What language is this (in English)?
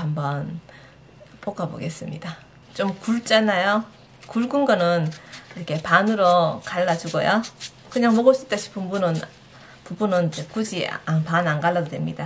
Korean